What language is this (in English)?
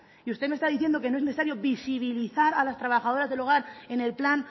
Spanish